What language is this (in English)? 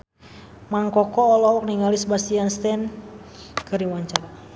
Sundanese